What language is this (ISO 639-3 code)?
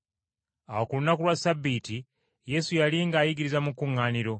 lug